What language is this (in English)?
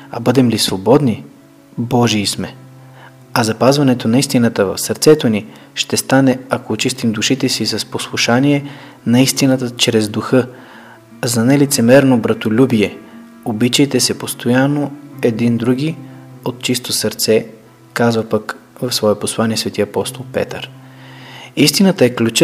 Bulgarian